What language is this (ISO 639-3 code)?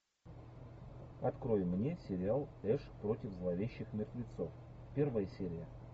rus